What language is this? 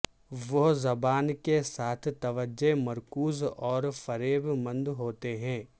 Urdu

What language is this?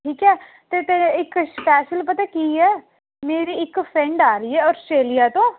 Punjabi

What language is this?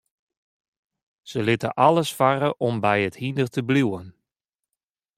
Western Frisian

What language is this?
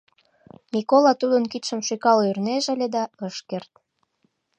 Mari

